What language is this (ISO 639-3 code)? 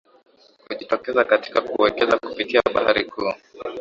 swa